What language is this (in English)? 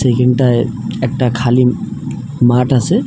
Bangla